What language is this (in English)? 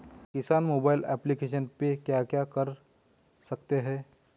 Hindi